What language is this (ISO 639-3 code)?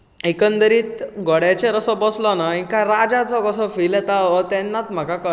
kok